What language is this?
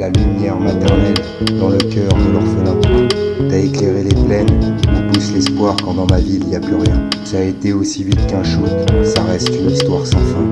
French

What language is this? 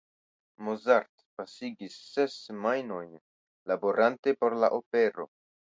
Esperanto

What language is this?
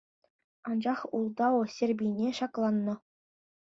Chuvash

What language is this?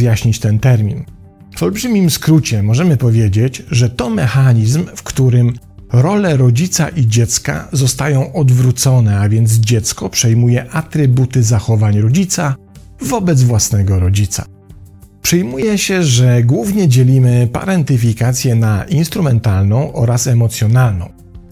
Polish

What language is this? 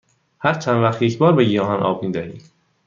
Persian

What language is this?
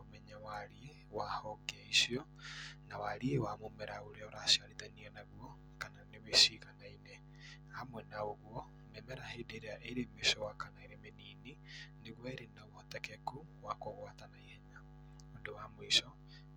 Kikuyu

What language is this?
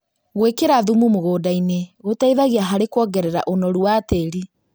Kikuyu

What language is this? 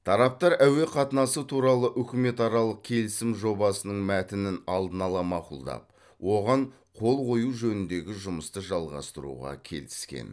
Kazakh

